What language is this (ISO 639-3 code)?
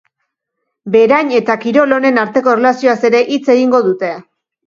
eus